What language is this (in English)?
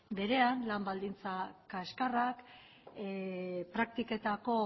Basque